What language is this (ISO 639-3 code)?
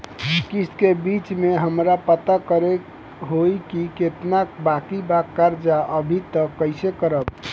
bho